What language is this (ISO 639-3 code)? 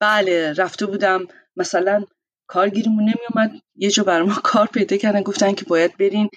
fas